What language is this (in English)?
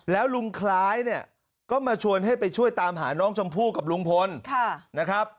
Thai